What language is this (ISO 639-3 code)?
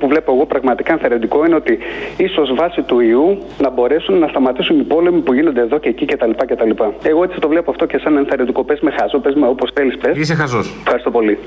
ell